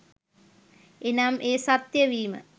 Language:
Sinhala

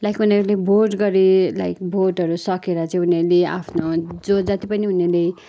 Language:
Nepali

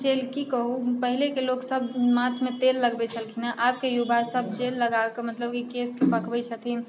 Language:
Maithili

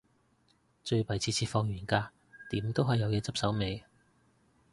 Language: Cantonese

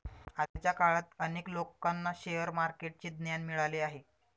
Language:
Marathi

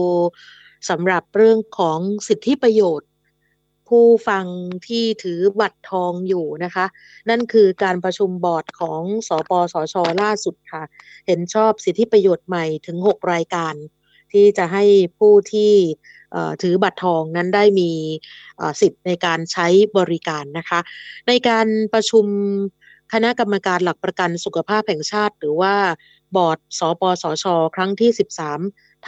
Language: Thai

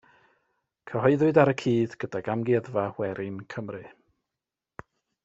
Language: Welsh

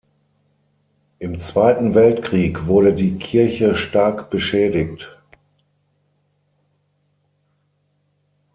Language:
German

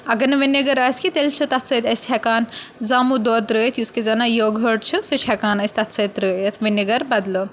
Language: Kashmiri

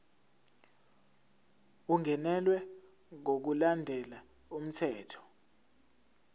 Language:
Zulu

